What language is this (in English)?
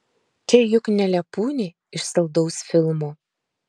Lithuanian